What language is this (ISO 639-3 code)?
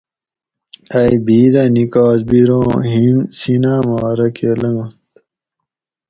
gwc